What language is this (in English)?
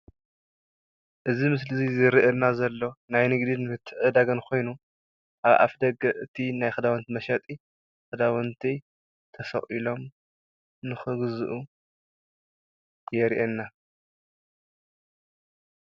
Tigrinya